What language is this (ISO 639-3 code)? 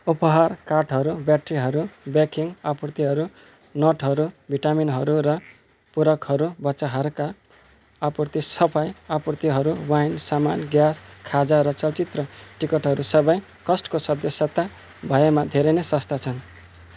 nep